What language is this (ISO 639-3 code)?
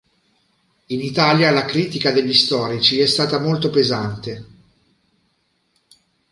ita